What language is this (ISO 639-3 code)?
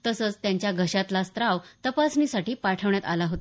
mar